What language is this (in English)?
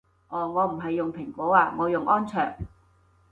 Cantonese